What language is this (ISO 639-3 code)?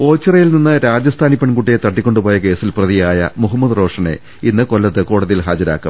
mal